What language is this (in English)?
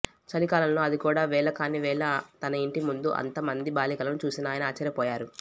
Telugu